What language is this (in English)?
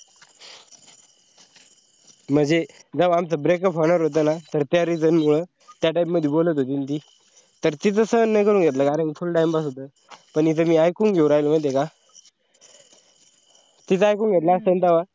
Marathi